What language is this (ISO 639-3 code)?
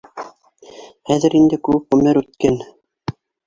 bak